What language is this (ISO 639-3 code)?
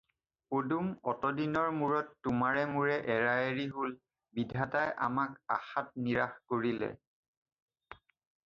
asm